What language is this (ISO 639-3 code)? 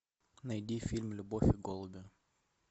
rus